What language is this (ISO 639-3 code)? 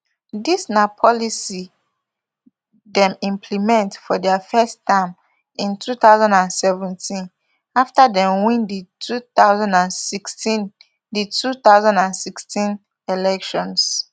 pcm